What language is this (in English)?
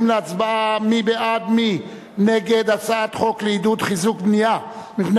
Hebrew